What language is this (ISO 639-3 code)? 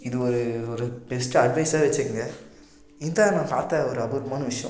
tam